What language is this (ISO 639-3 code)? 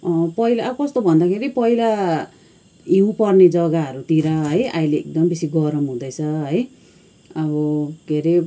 nep